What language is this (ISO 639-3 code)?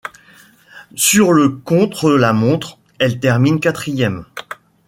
fra